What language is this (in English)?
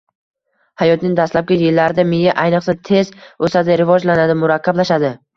Uzbek